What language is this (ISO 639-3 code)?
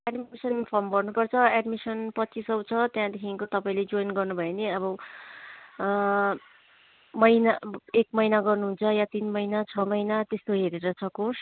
nep